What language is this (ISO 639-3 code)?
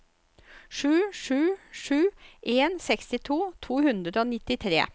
nor